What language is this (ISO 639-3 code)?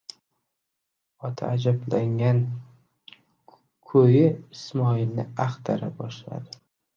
uzb